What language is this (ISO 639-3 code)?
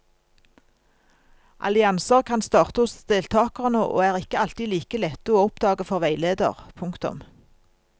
nor